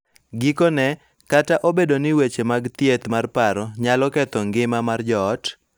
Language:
Luo (Kenya and Tanzania)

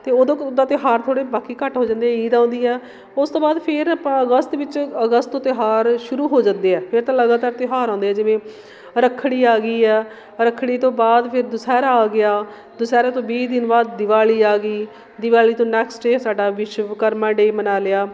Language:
Punjabi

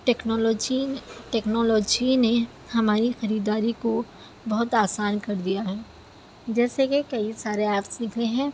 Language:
Urdu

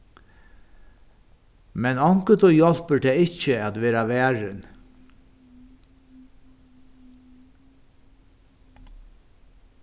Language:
Faroese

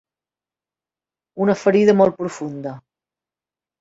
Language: Catalan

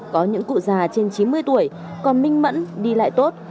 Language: Vietnamese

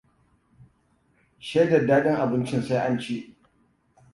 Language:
Hausa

